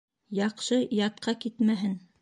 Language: Bashkir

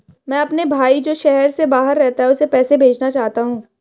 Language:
Hindi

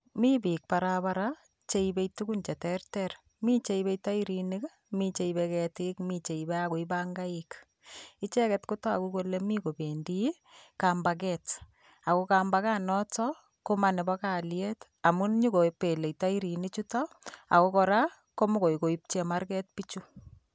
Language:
Kalenjin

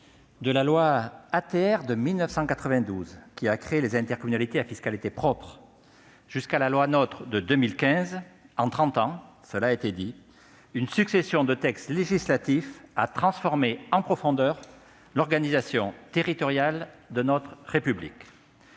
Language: French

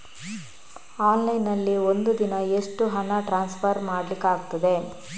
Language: Kannada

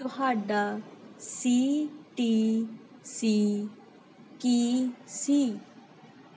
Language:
Punjabi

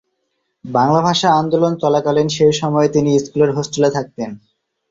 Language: Bangla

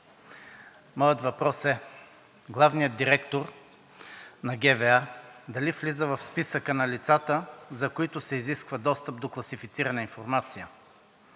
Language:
Bulgarian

